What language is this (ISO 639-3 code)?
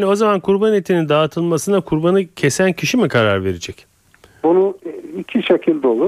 tur